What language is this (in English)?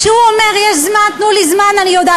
Hebrew